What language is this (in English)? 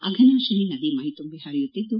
Kannada